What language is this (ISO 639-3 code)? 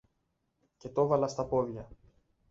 ell